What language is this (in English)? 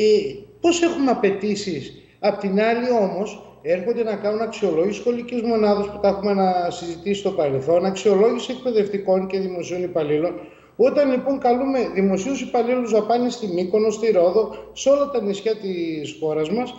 Greek